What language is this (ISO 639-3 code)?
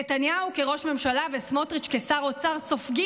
heb